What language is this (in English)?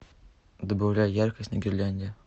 Russian